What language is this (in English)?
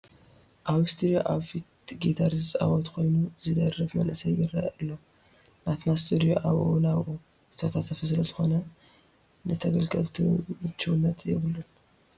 Tigrinya